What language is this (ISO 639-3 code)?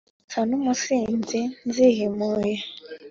kin